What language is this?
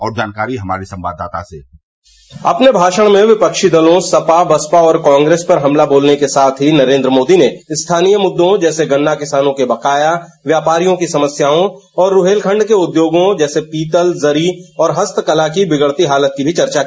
Hindi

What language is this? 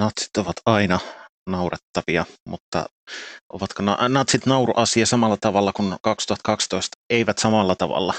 Finnish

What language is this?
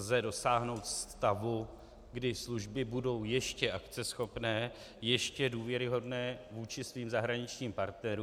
Czech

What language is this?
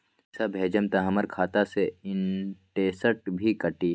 Magahi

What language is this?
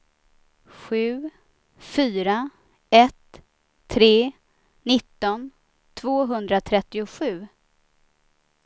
Swedish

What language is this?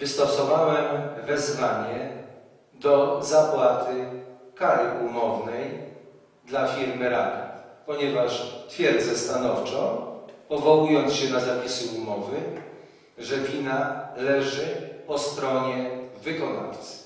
Polish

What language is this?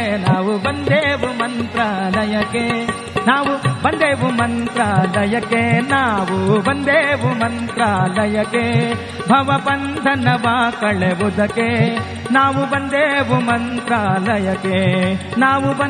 Kannada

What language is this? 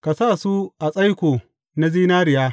Hausa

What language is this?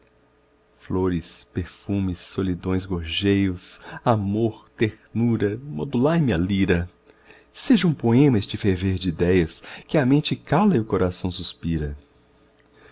Portuguese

